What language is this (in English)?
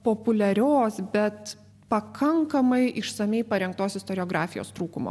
Lithuanian